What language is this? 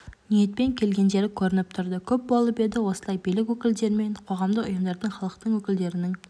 Kazakh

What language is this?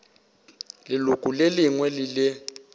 Northern Sotho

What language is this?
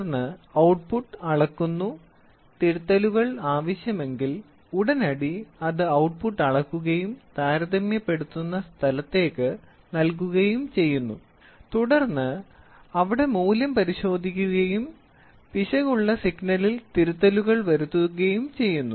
Malayalam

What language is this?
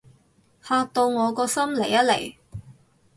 Cantonese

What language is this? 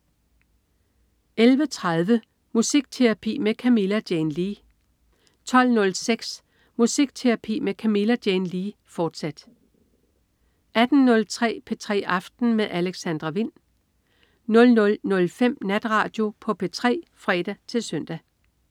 Danish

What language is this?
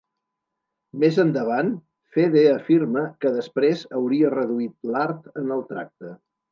Catalan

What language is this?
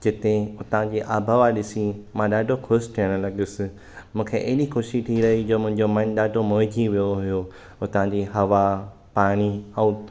Sindhi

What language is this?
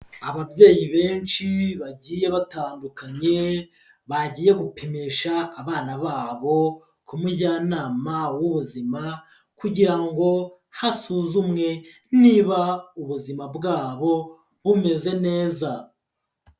Kinyarwanda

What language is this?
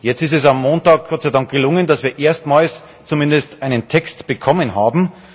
German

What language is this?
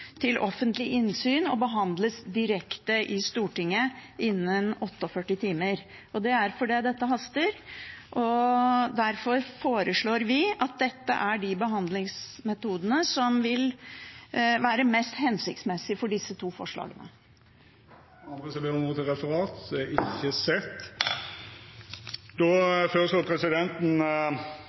Norwegian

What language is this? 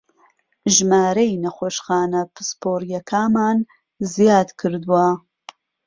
Central Kurdish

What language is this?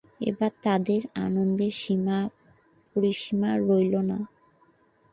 Bangla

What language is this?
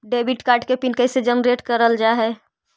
Magahi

